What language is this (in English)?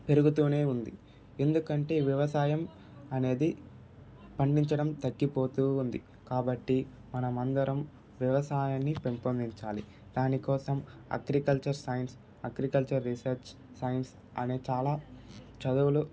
Telugu